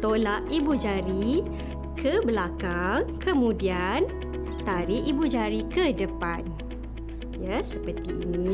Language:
Malay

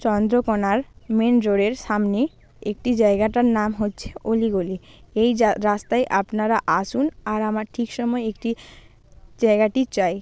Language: Bangla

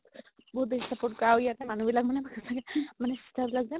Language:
Assamese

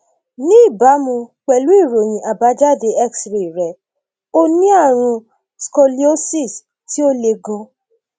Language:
Yoruba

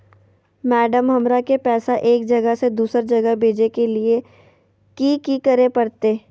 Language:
Magahi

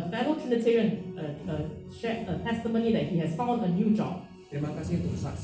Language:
Indonesian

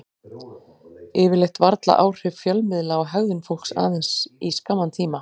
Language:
Icelandic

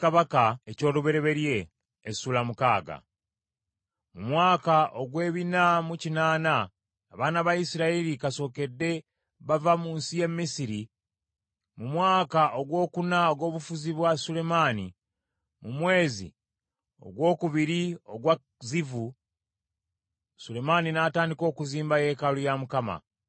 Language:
Ganda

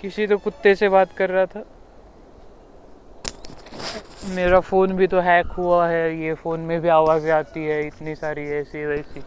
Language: Marathi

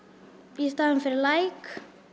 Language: Icelandic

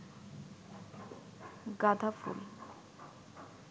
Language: Bangla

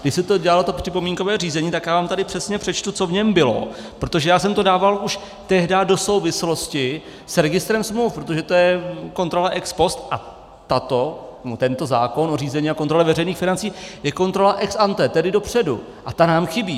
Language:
Czech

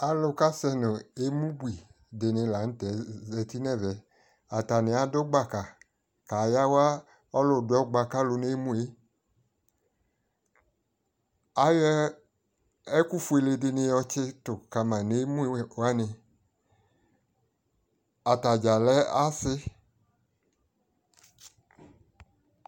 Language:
Ikposo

